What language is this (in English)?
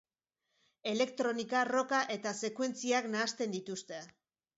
Basque